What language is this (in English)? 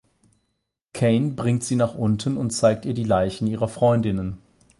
German